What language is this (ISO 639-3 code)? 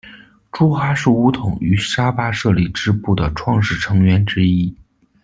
zho